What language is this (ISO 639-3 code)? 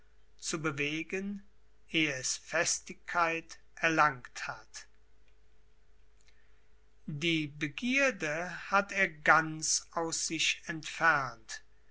deu